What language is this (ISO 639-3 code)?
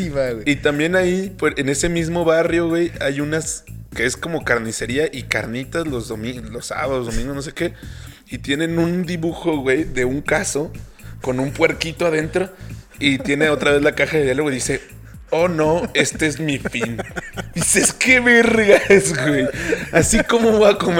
spa